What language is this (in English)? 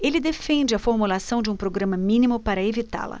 Portuguese